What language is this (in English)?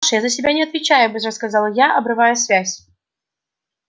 Russian